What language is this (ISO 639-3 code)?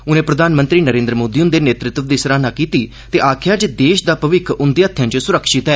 doi